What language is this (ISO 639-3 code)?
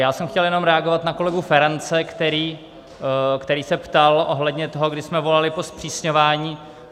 ces